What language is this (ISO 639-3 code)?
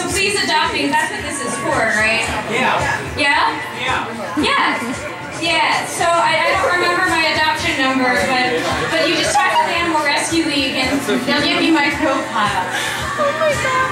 eng